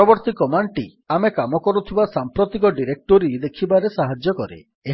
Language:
Odia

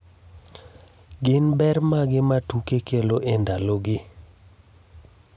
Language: Luo (Kenya and Tanzania)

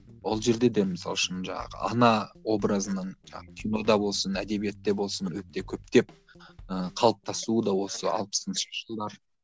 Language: Kazakh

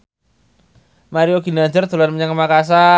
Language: Javanese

